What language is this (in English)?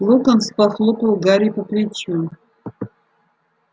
Russian